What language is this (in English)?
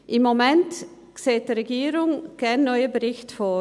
Swiss German